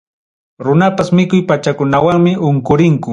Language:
Ayacucho Quechua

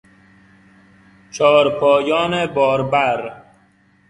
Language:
Persian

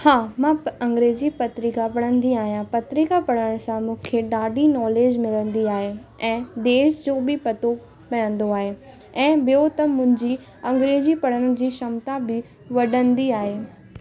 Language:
Sindhi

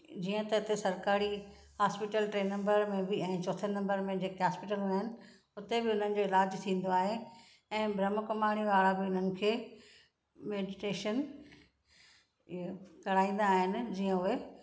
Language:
Sindhi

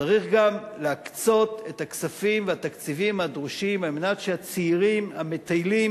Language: Hebrew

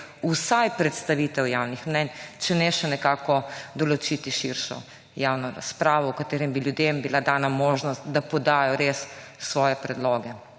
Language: Slovenian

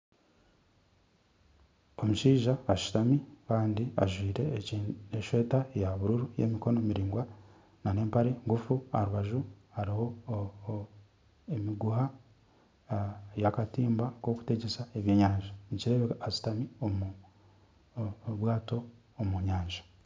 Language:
Nyankole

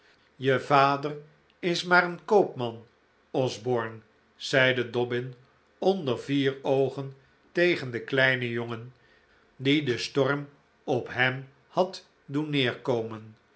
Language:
Dutch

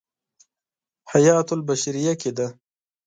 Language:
Pashto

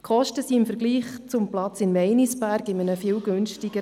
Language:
Swiss German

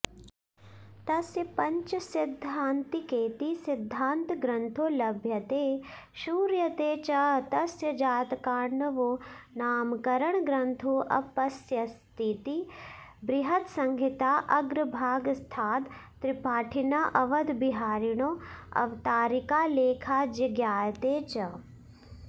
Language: Sanskrit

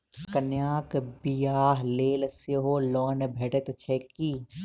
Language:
Maithili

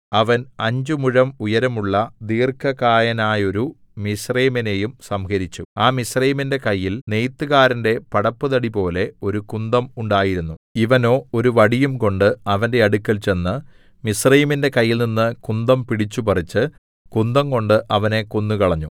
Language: Malayalam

